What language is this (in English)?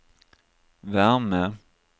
Swedish